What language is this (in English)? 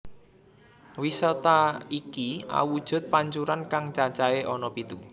Javanese